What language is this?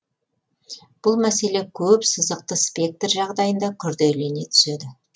Kazakh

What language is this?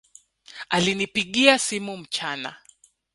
Swahili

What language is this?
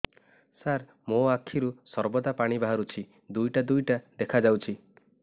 Odia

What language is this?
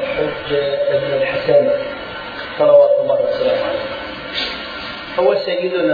Arabic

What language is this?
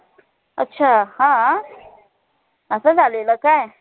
Marathi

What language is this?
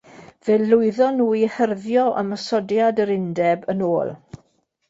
Welsh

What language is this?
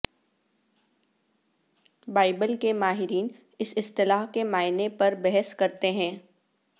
Urdu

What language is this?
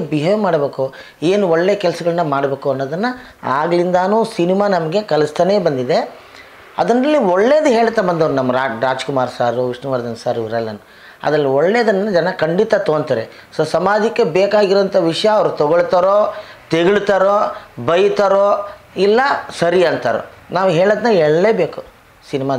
Italian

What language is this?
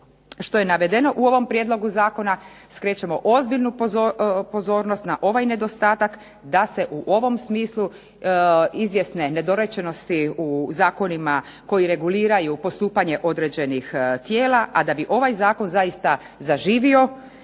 Croatian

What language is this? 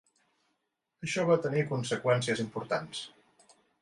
Catalan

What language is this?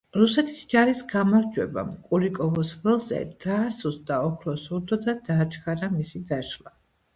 Georgian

